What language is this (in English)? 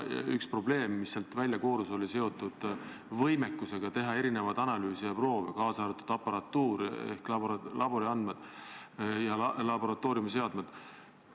Estonian